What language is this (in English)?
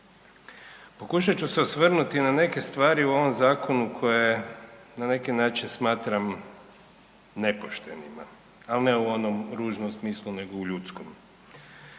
Croatian